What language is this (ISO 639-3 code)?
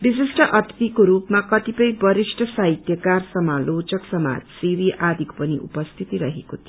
nep